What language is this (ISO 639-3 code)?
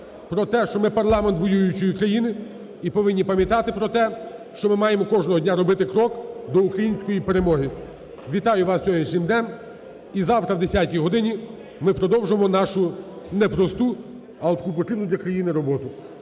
ukr